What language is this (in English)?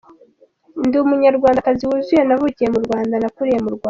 Kinyarwanda